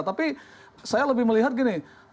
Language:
Indonesian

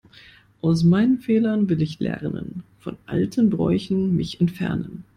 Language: German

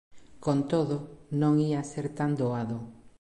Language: Galician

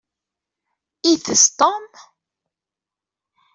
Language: Kabyle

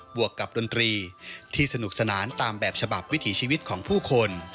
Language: Thai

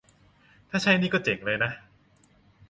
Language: Thai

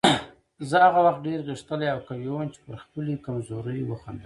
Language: Pashto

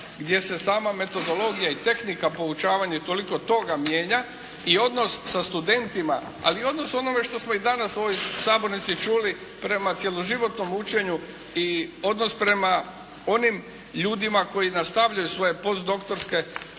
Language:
Croatian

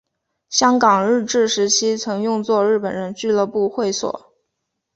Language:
Chinese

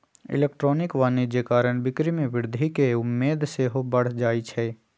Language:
Magahi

